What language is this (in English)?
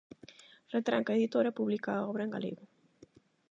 Galician